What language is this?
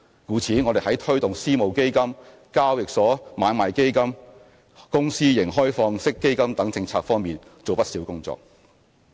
Cantonese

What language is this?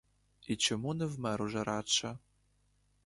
Ukrainian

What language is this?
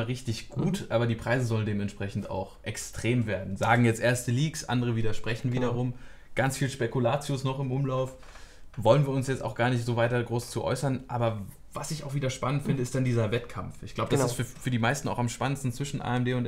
German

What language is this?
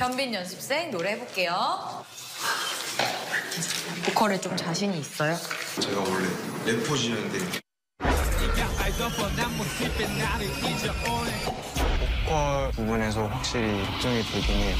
Korean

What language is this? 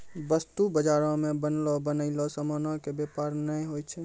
Maithili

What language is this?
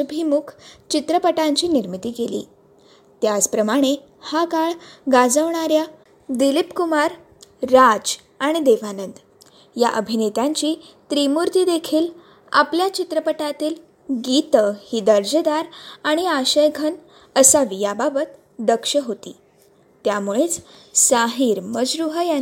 Marathi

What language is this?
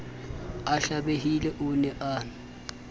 Southern Sotho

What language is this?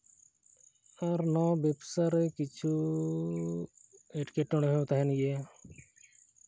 Santali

